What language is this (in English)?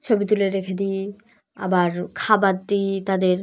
Bangla